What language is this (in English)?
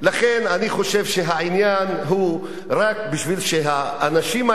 Hebrew